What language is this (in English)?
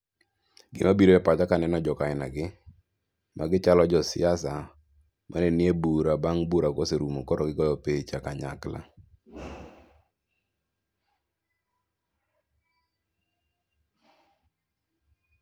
Luo (Kenya and Tanzania)